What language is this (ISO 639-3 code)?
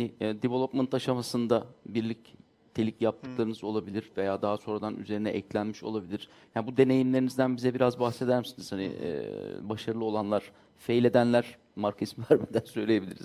tur